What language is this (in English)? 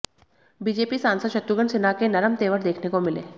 Hindi